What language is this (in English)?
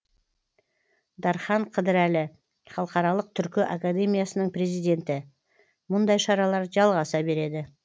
Kazakh